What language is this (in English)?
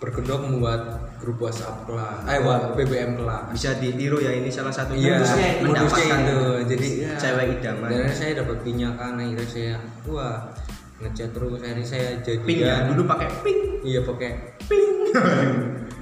Indonesian